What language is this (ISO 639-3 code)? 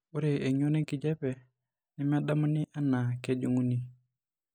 mas